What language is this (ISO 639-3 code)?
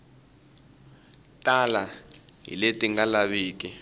tso